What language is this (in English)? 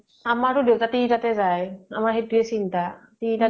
Assamese